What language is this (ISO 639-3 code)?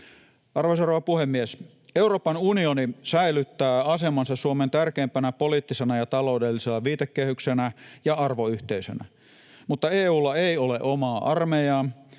fin